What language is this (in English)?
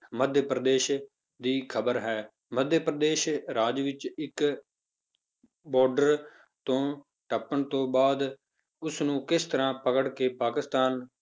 Punjabi